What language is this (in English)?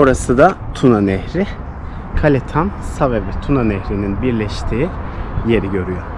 Turkish